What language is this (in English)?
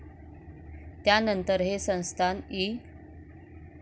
Marathi